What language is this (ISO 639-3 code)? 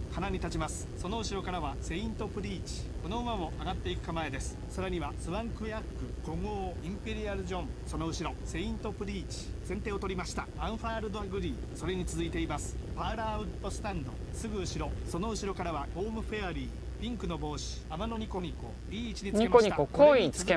jpn